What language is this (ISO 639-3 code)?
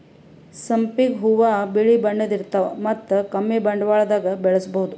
kan